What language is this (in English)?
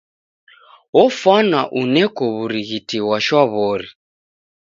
Taita